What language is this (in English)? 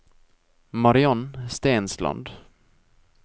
Norwegian